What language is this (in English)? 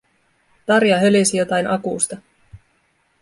Finnish